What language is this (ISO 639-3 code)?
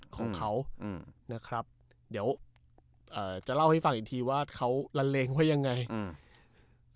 tha